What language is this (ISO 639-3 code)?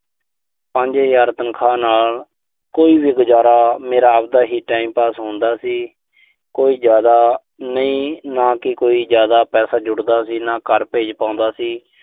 pan